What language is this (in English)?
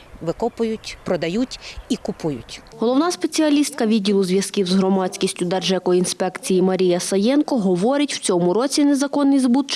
Ukrainian